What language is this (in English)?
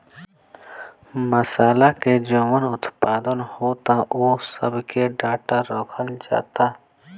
Bhojpuri